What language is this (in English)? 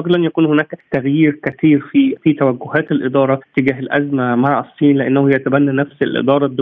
Arabic